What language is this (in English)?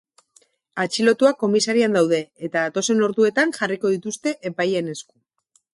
Basque